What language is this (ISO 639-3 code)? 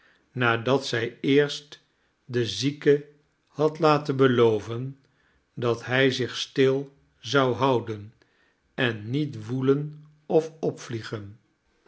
nld